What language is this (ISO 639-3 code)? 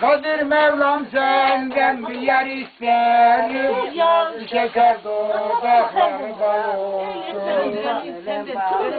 nld